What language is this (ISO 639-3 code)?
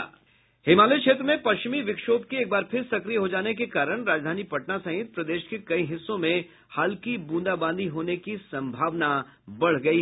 hin